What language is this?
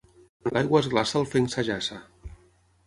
Catalan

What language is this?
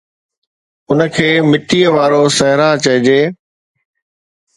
Sindhi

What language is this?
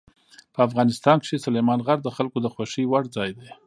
Pashto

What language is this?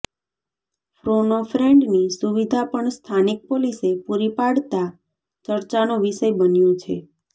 Gujarati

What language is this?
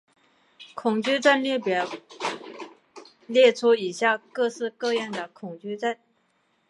Chinese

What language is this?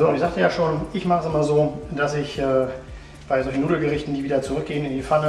German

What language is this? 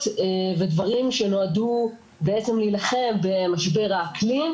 Hebrew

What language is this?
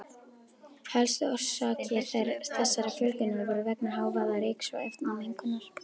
Icelandic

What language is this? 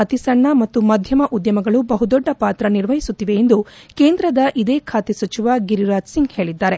Kannada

